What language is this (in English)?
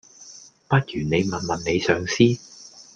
Cantonese